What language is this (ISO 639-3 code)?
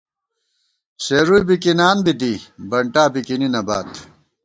gwt